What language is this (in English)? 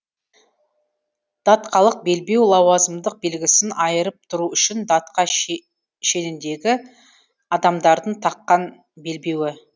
Kazakh